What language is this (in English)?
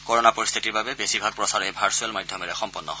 Assamese